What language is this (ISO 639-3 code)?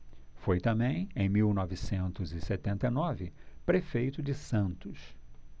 por